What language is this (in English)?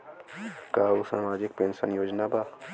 Bhojpuri